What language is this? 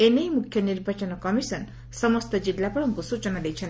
Odia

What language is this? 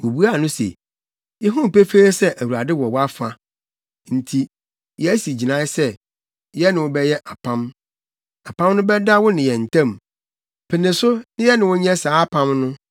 Akan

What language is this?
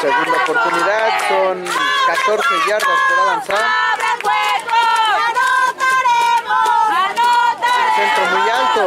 Spanish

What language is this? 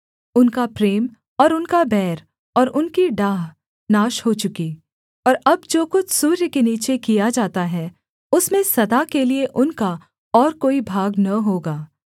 Hindi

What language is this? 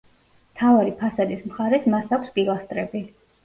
Georgian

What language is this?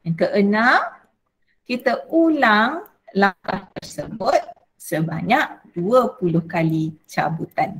Malay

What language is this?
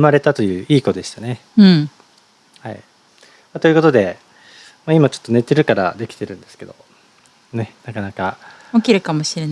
Japanese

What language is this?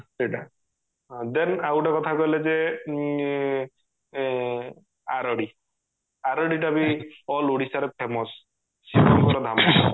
Odia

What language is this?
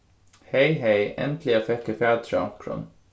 Faroese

